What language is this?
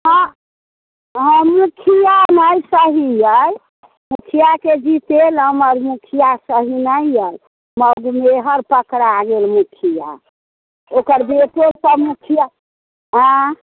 Maithili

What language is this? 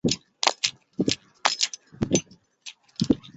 Chinese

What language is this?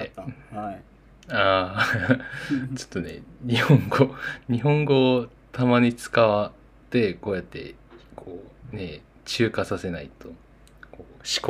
Japanese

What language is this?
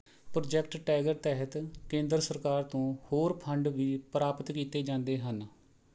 Punjabi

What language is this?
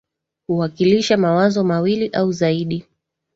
Swahili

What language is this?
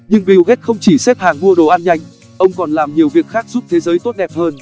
Vietnamese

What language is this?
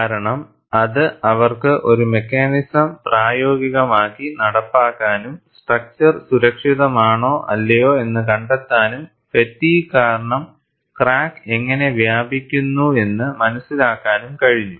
Malayalam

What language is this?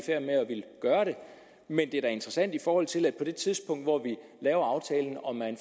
Danish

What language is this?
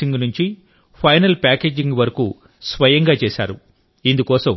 Telugu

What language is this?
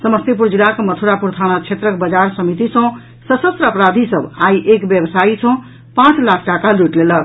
Maithili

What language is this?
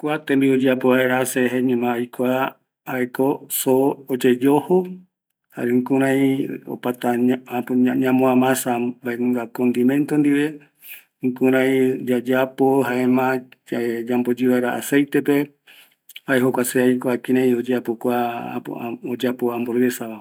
Eastern Bolivian Guaraní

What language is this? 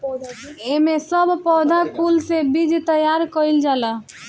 Bhojpuri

